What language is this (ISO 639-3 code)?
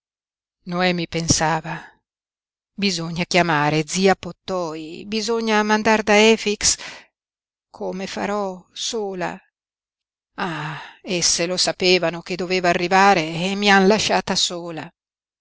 ita